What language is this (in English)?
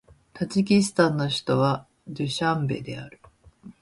Japanese